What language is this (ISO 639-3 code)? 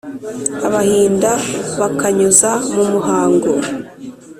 kin